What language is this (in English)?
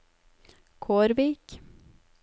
Norwegian